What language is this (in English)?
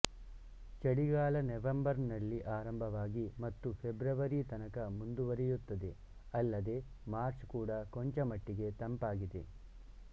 Kannada